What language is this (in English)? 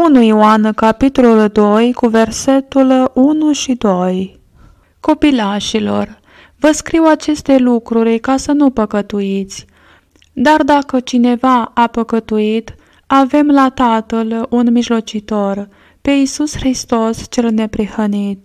Romanian